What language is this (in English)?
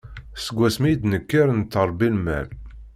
Kabyle